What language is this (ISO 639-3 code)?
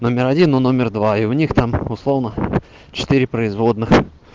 rus